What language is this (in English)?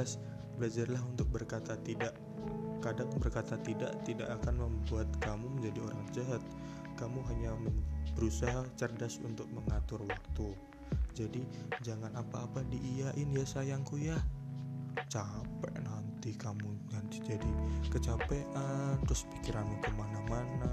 Indonesian